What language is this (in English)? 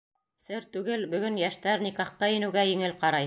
Bashkir